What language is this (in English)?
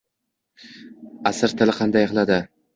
Uzbek